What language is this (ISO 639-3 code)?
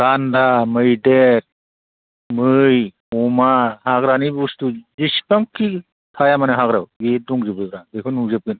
brx